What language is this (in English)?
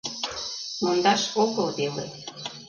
Mari